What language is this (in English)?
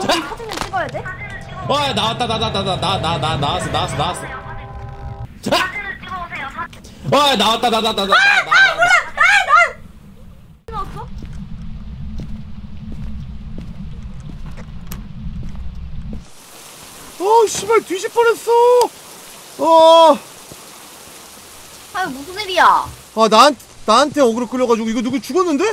Korean